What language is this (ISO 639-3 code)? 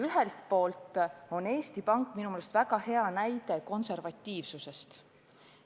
est